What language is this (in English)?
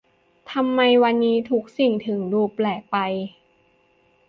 Thai